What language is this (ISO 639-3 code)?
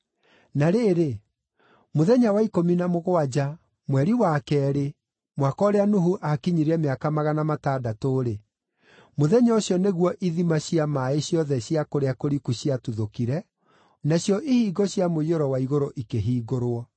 kik